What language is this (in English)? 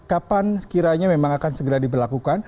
Indonesian